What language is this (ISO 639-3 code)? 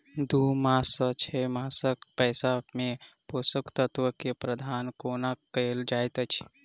mai